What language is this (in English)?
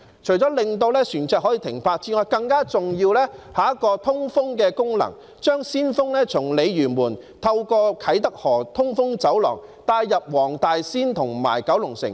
Cantonese